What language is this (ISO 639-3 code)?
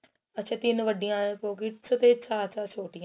pan